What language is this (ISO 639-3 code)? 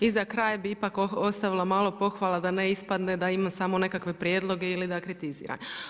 hrv